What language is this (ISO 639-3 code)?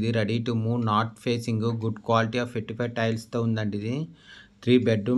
tel